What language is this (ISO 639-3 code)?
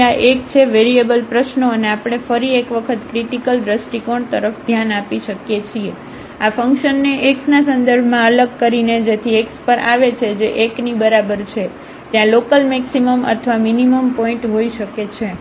guj